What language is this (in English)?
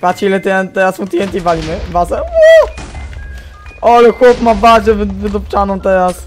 Polish